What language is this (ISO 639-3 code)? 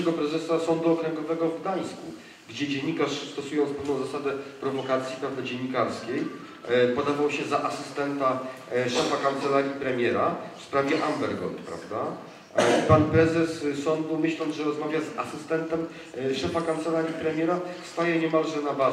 pol